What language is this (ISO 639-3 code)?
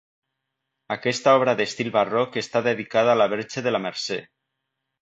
cat